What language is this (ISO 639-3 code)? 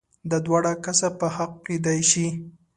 pus